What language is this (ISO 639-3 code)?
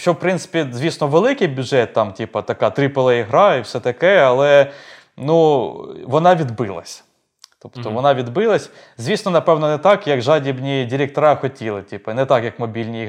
ukr